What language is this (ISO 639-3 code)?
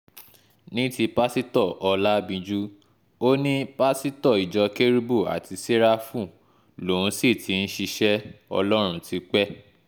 yor